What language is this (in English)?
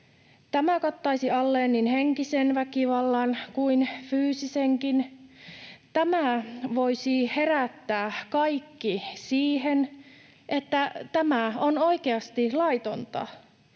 Finnish